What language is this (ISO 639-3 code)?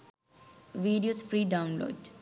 sin